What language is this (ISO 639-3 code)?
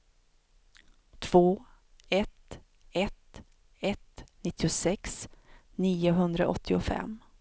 swe